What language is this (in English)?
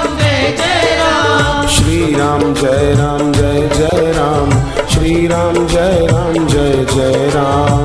Hindi